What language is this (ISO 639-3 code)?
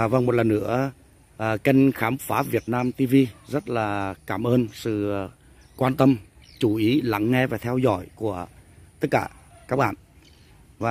vie